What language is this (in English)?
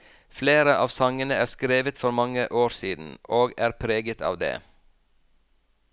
Norwegian